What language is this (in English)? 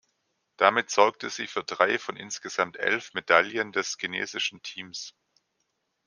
German